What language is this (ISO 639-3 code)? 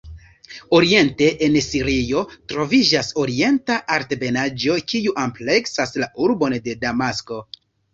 epo